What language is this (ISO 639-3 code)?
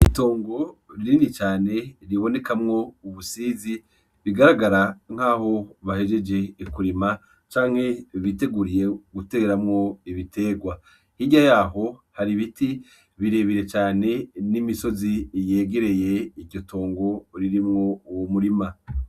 run